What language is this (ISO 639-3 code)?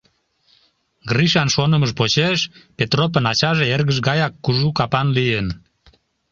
chm